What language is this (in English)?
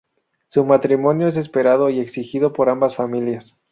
Spanish